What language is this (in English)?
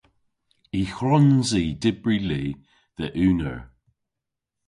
Cornish